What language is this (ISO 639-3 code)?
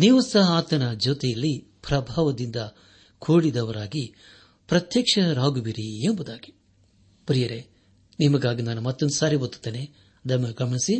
kan